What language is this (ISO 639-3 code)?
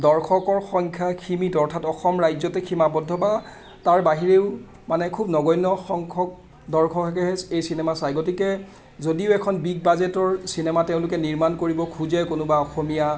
asm